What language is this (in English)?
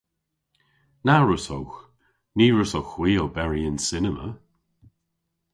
Cornish